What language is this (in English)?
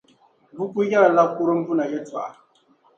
Dagbani